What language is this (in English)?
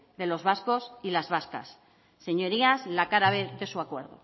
Spanish